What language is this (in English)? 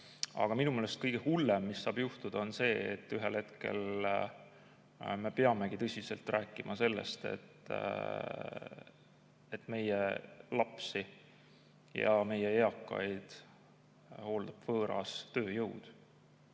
Estonian